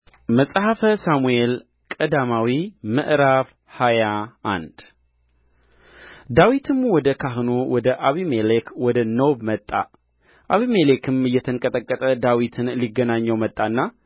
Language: Amharic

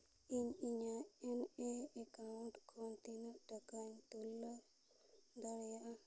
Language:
Santali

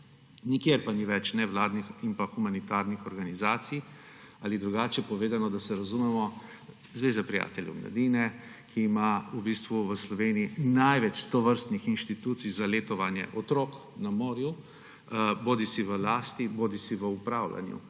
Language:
Slovenian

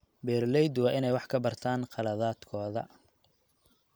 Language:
Somali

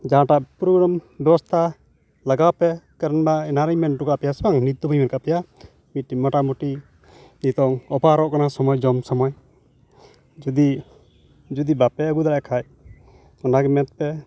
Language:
Santali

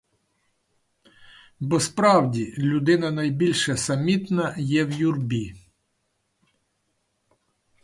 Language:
Ukrainian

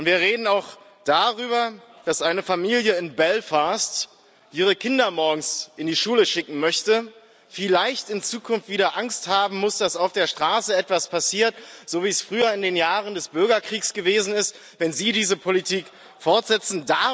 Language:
German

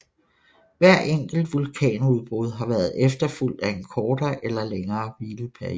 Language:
Danish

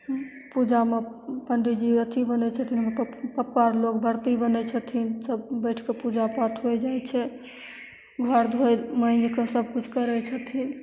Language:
Maithili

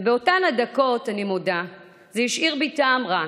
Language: Hebrew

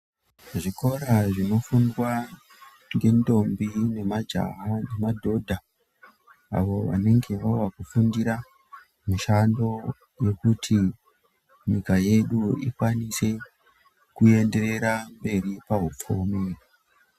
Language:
Ndau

